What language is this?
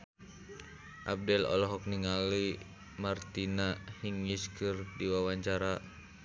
Sundanese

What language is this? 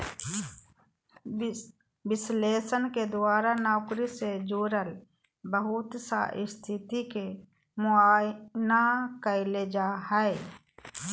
Magahi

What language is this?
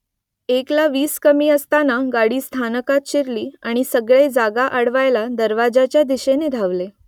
Marathi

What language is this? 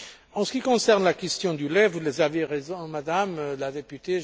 French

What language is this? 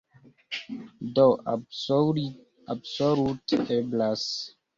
Esperanto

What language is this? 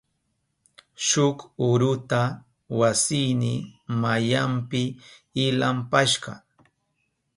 Southern Pastaza Quechua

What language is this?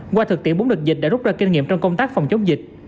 Vietnamese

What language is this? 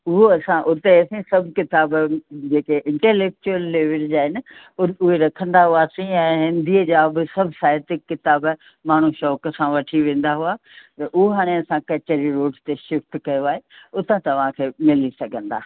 Sindhi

